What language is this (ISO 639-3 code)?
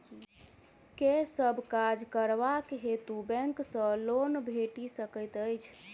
mai